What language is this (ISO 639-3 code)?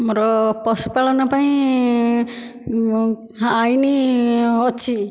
ori